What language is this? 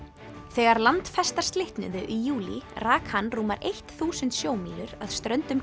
Icelandic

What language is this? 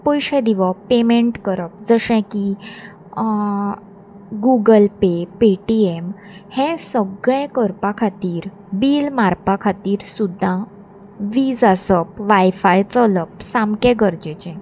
Konkani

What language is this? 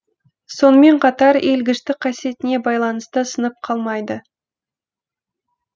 Kazakh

